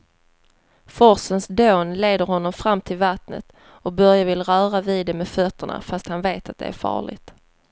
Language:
Swedish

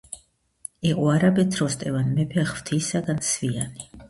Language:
Georgian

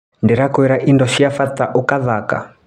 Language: Kikuyu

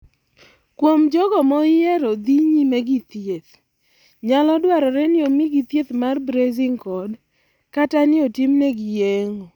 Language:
Luo (Kenya and Tanzania)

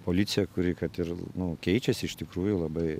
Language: Lithuanian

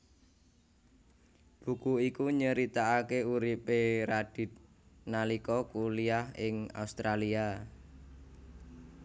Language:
Javanese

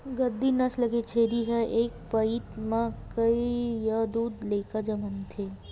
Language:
Chhattisgarhi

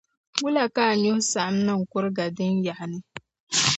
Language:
Dagbani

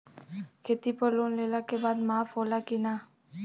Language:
Bhojpuri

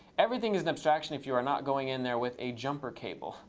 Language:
English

